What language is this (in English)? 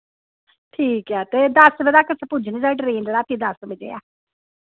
Dogri